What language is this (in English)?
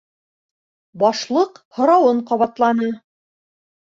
Bashkir